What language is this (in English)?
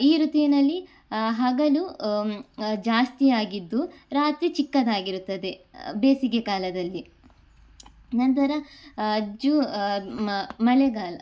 Kannada